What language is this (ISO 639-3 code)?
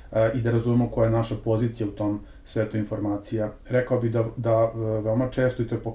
hrv